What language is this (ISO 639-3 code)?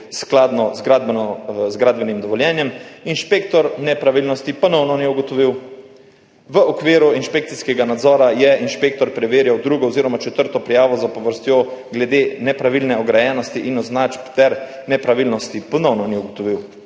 slv